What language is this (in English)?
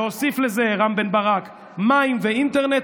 Hebrew